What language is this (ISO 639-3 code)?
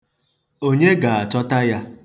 ibo